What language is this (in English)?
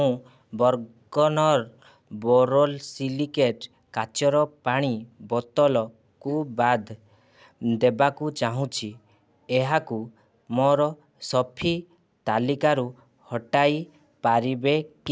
Odia